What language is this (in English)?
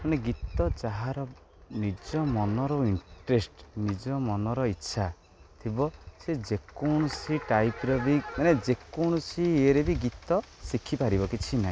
Odia